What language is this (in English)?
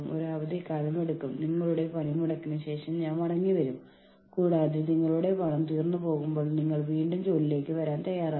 Malayalam